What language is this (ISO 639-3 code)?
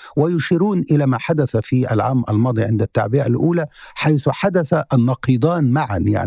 ara